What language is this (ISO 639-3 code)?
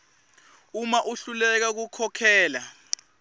ssw